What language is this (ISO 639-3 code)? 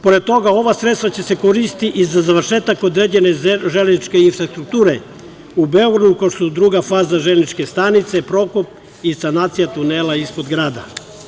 srp